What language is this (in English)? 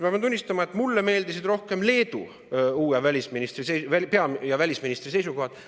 Estonian